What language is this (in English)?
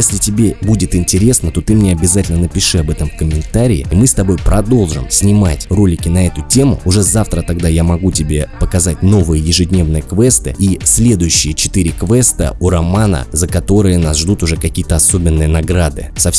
Russian